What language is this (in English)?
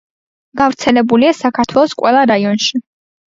Georgian